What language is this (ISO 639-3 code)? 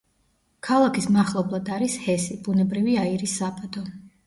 kat